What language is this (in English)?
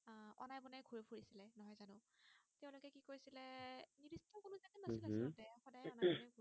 Assamese